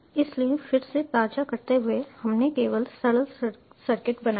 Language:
Hindi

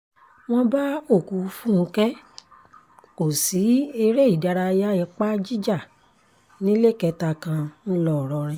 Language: Yoruba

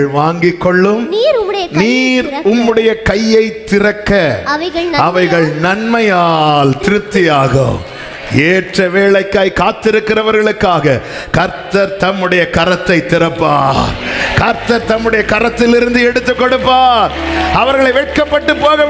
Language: Tamil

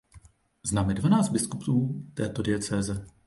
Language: Czech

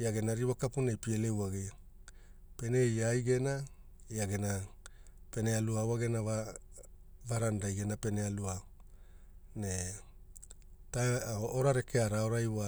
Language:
Hula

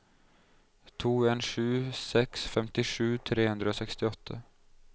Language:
Norwegian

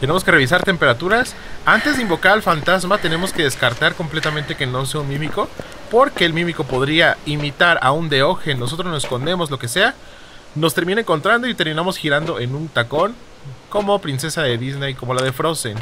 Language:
Spanish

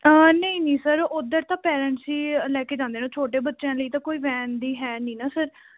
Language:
Punjabi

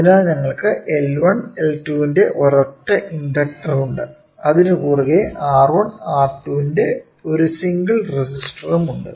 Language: Malayalam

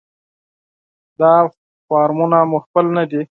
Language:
Pashto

